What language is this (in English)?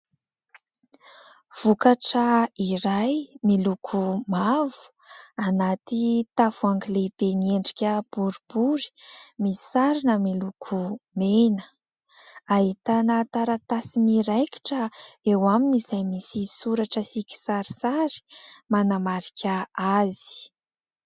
Malagasy